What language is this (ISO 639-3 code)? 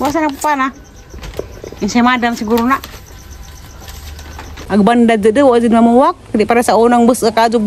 ind